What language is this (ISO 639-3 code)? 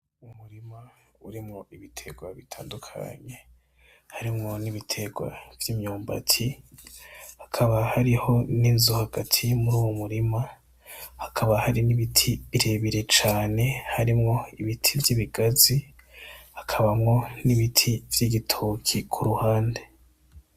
run